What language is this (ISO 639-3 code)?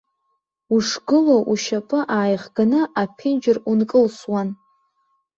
abk